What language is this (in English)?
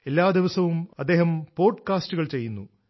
Malayalam